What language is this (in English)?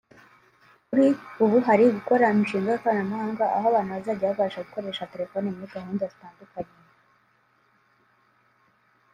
Kinyarwanda